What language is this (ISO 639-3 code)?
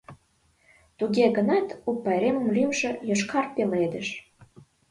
chm